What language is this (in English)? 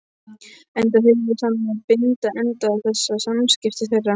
Icelandic